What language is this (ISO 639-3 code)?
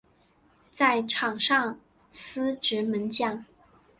zho